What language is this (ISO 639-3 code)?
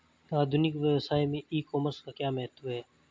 hin